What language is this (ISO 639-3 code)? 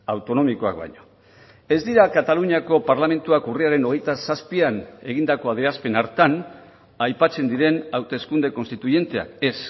eus